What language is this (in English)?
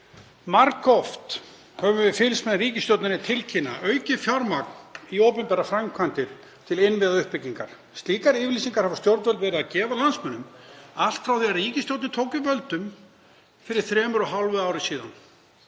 Icelandic